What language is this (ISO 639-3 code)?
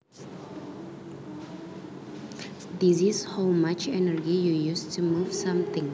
jav